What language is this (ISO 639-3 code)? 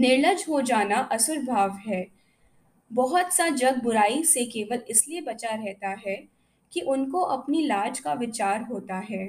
hin